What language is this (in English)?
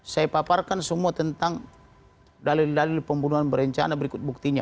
Indonesian